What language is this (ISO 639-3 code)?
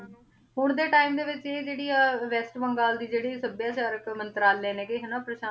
pan